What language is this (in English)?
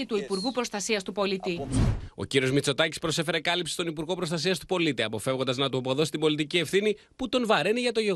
Greek